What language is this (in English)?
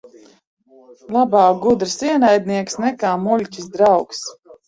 Latvian